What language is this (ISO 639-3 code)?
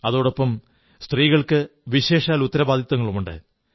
mal